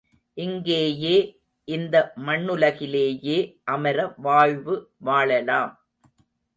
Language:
Tamil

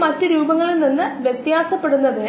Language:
Malayalam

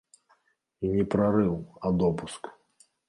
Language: Belarusian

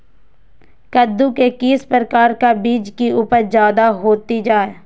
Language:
Magahi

